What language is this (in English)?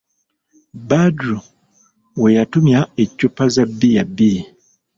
Ganda